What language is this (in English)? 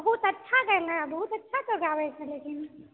Maithili